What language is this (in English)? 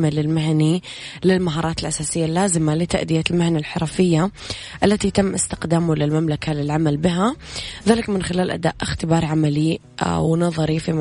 Arabic